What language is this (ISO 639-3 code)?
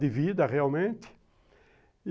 por